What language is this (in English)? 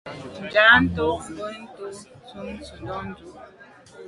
Medumba